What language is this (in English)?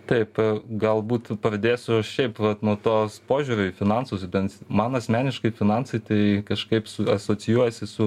Lithuanian